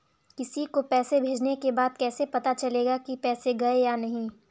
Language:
Hindi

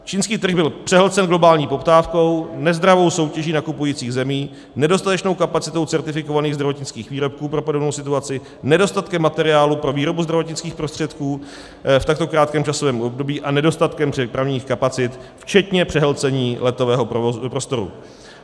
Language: Czech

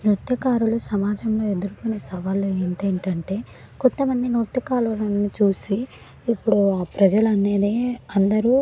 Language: Telugu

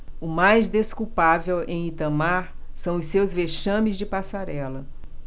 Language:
Portuguese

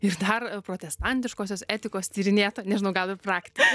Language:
Lithuanian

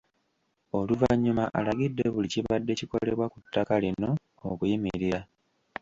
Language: Ganda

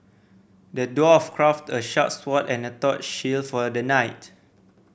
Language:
English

